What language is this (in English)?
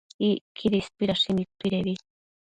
Matsés